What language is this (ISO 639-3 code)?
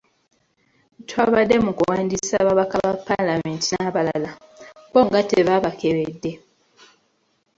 lug